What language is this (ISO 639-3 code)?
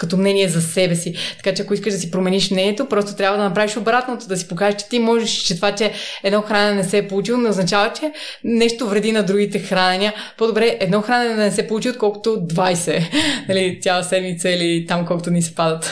bul